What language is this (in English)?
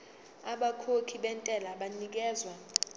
Zulu